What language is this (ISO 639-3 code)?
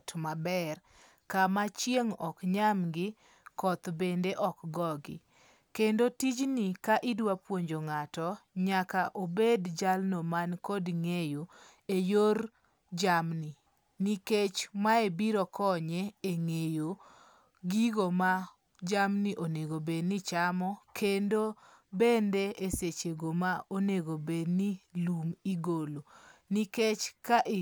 luo